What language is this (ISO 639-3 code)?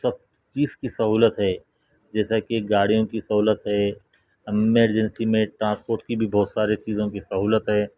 urd